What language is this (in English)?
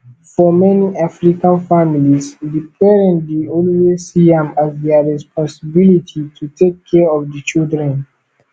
Nigerian Pidgin